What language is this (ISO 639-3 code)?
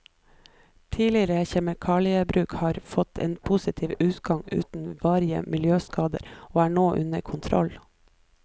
nor